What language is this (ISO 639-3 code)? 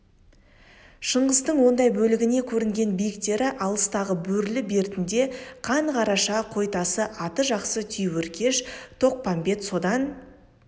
kaz